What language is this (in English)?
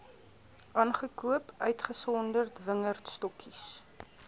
Afrikaans